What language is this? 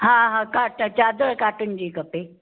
Sindhi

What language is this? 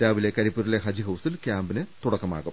Malayalam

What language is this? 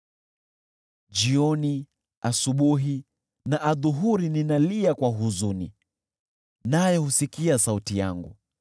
Swahili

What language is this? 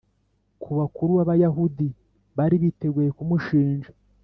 Kinyarwanda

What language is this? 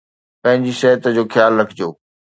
Sindhi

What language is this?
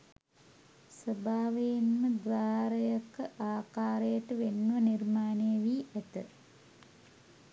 Sinhala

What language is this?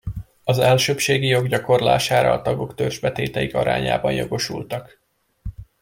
Hungarian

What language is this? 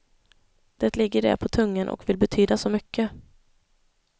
Swedish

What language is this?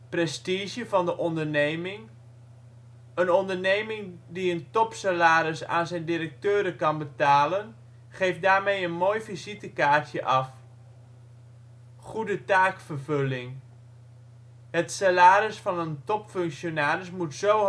Dutch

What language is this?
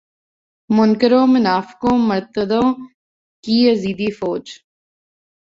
Urdu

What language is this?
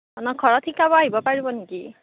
Assamese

